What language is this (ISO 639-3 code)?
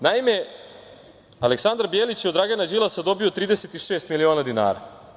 srp